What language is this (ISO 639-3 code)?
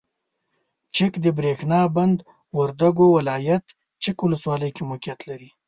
pus